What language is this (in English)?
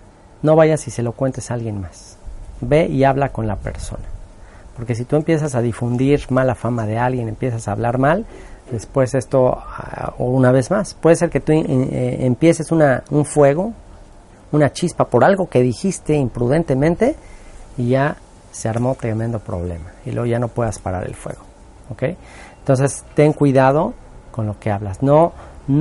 Spanish